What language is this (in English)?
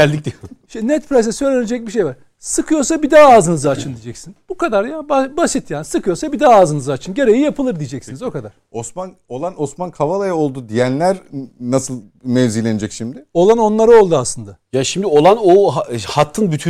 Turkish